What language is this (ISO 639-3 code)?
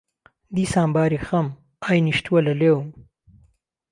ckb